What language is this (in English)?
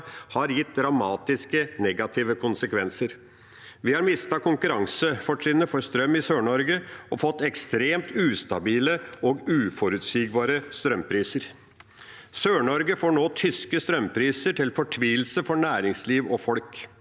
Norwegian